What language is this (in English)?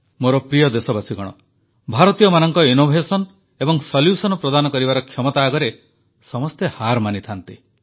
Odia